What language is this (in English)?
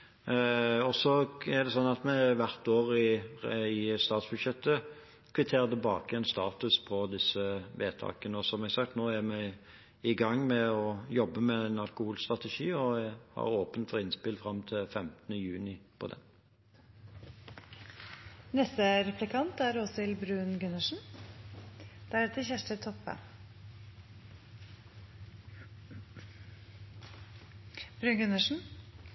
Norwegian Bokmål